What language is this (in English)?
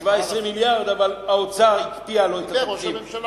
Hebrew